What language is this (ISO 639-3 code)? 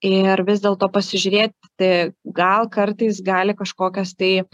lit